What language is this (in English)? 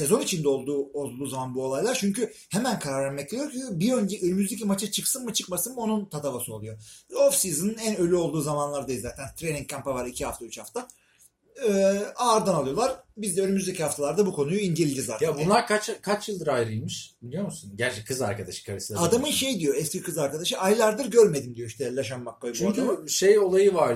Turkish